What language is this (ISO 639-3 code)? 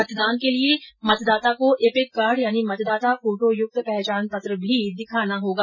hin